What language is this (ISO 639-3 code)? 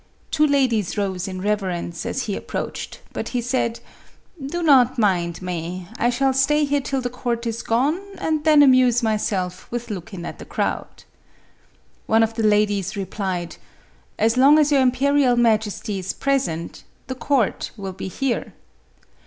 eng